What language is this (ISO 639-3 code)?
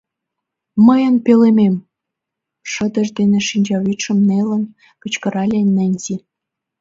chm